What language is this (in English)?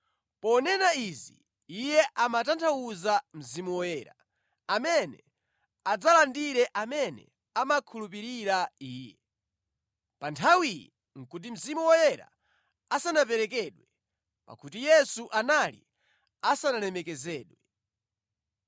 Nyanja